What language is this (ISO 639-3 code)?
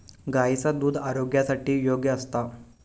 mar